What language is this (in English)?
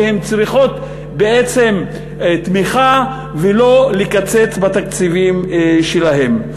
Hebrew